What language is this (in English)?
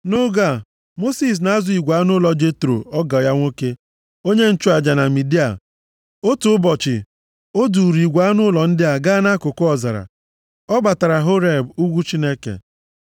Igbo